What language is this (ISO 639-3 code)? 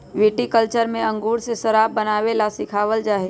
mag